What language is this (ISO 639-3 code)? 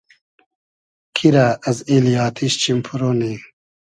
haz